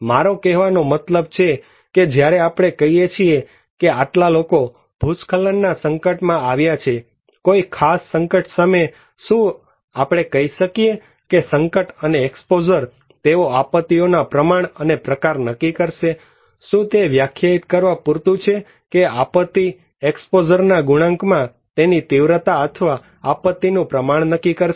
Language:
Gujarati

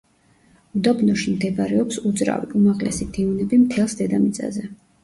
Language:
Georgian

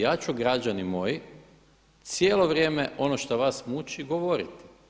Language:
Croatian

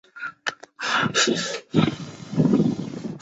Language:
Chinese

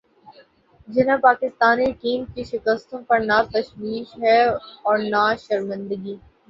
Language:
Urdu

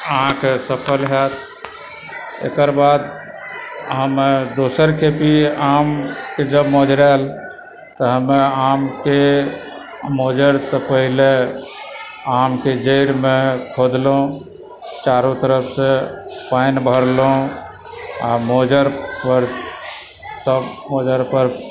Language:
Maithili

